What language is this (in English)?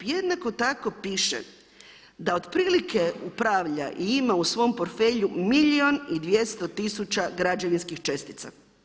Croatian